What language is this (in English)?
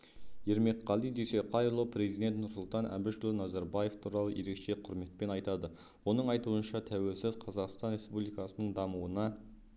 Kazakh